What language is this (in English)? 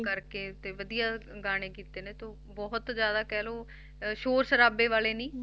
Punjabi